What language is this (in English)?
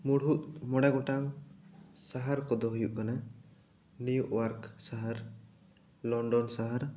Santali